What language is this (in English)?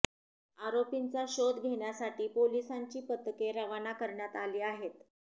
Marathi